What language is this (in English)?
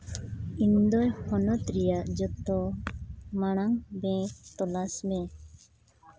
Santali